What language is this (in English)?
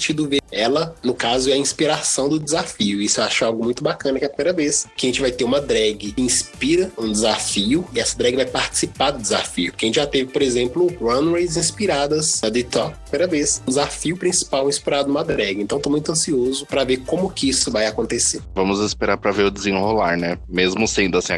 Portuguese